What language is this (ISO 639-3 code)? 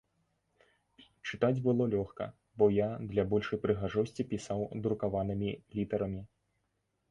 bel